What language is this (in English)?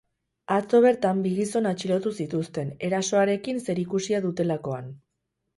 Basque